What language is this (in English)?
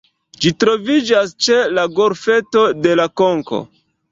Esperanto